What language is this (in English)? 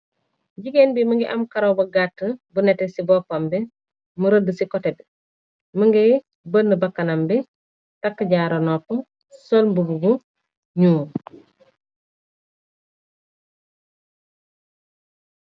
Wolof